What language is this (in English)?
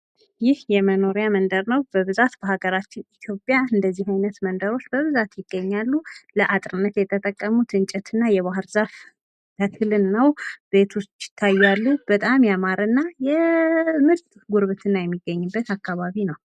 Amharic